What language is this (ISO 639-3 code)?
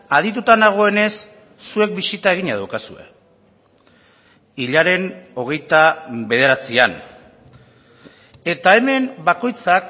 eus